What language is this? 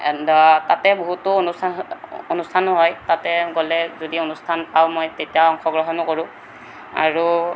Assamese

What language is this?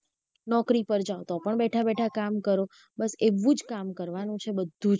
Gujarati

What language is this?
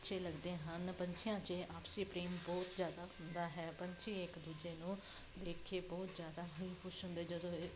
Punjabi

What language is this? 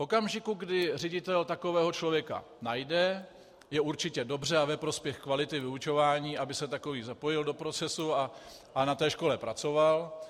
Czech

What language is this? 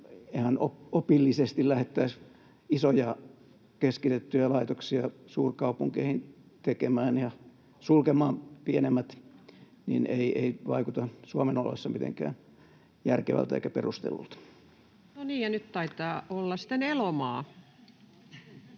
Finnish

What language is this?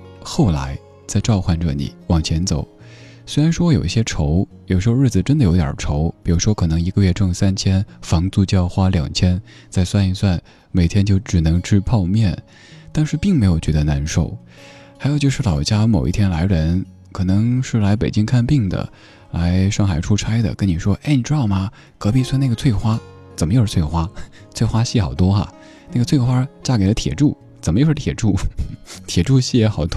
Chinese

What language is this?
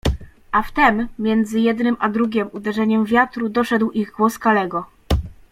Polish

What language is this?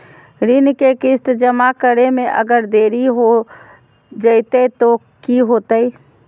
Magahi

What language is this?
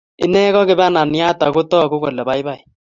Kalenjin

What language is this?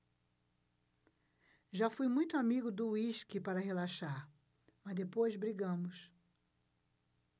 Portuguese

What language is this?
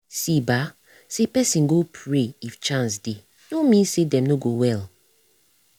Nigerian Pidgin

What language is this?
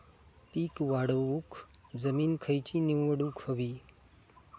Marathi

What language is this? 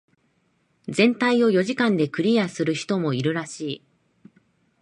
Japanese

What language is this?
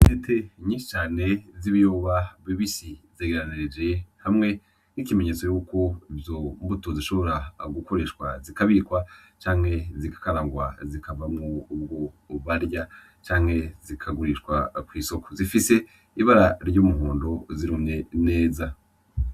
Rundi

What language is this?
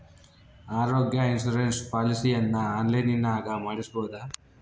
Kannada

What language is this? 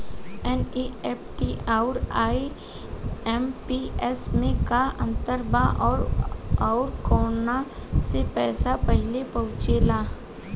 Bhojpuri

